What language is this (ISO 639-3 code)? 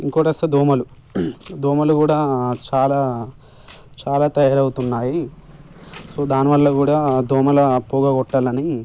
tel